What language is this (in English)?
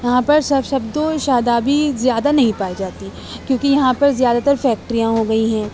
Urdu